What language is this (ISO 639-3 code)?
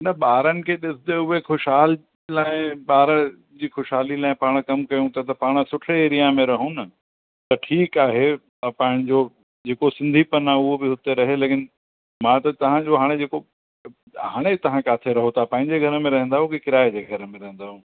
snd